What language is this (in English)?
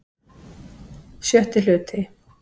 Icelandic